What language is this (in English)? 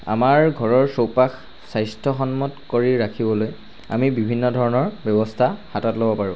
Assamese